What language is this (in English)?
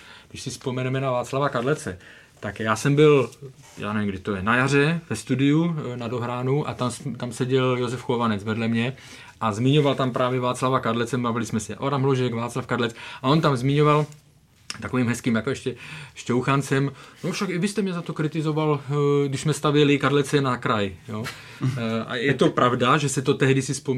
Czech